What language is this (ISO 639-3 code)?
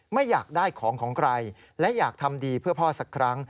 tha